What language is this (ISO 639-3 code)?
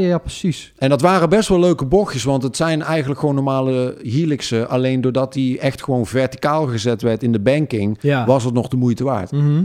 nld